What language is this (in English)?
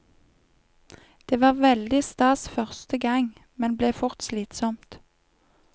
Norwegian